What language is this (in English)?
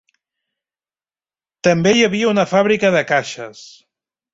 Catalan